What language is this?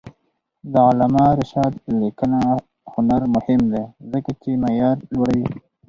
Pashto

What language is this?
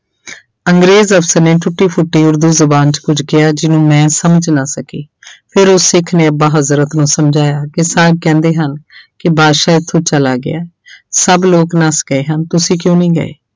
Punjabi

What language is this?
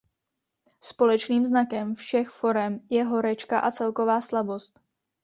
Czech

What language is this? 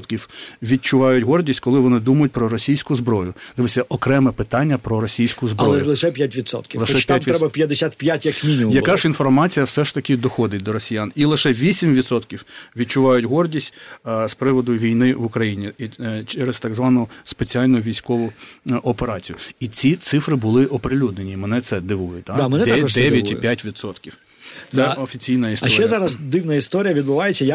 Ukrainian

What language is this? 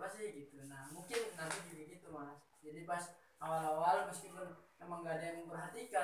Indonesian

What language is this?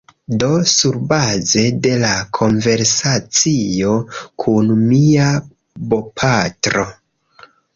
Esperanto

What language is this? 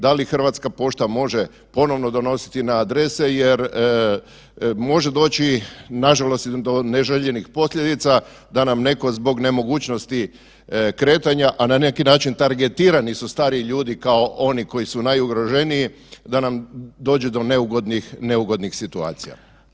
Croatian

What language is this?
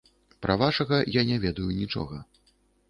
Belarusian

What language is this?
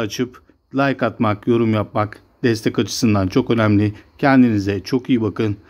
Turkish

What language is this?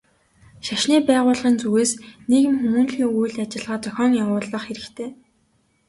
Mongolian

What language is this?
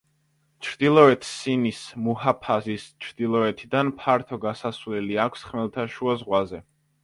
Georgian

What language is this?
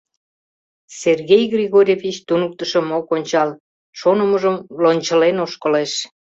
Mari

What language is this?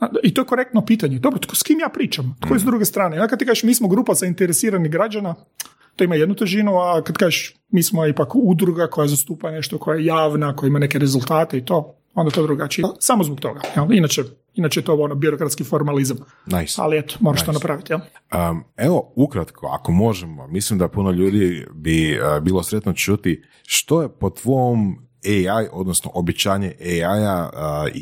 Croatian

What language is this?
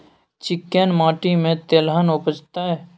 Maithili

